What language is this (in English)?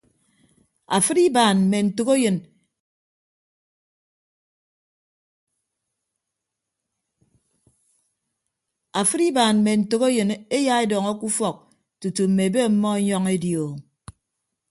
Ibibio